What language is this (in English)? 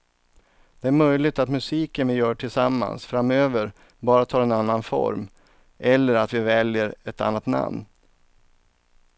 Swedish